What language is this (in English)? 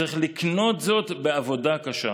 Hebrew